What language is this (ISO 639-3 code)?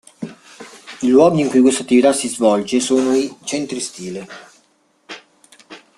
ita